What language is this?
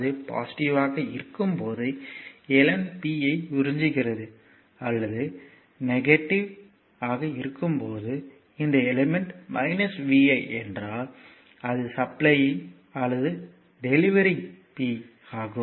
Tamil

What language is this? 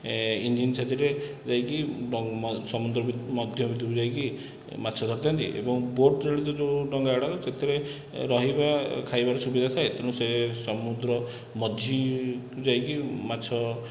Odia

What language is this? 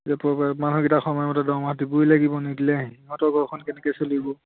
Assamese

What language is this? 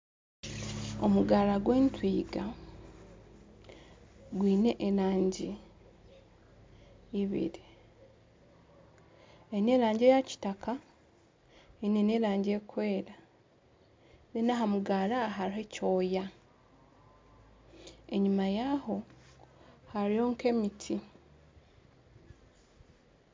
Nyankole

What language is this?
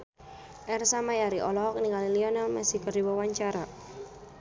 Sundanese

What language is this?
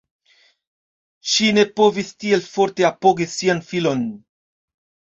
Esperanto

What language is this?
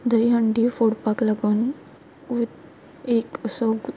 Konkani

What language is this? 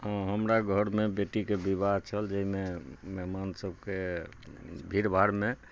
Maithili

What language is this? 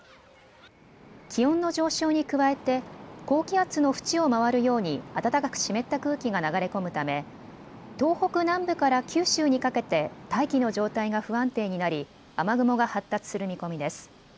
Japanese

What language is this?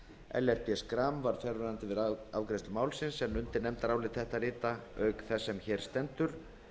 Icelandic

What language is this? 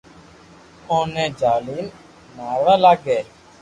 Loarki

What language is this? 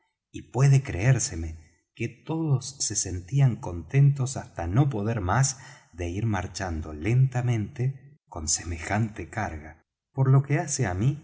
Spanish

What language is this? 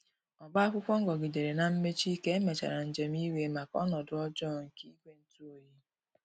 Igbo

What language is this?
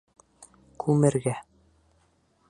Bashkir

